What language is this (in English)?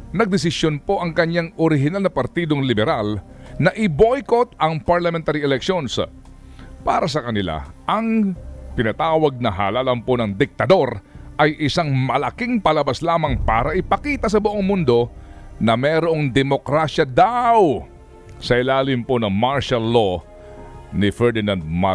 Filipino